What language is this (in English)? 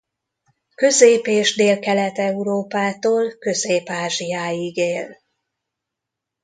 Hungarian